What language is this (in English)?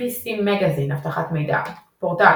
Hebrew